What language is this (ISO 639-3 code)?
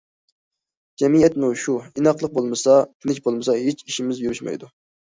uig